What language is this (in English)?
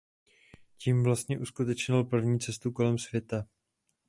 Czech